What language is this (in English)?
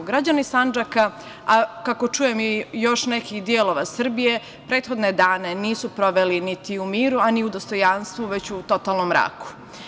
Serbian